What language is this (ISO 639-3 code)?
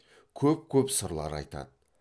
kaz